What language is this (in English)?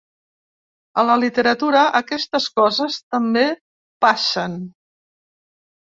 Catalan